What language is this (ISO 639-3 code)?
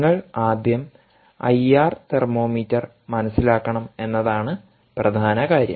mal